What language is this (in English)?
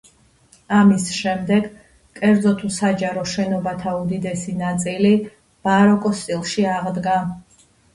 Georgian